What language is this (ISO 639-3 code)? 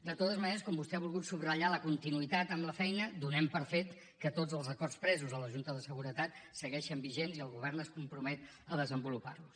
cat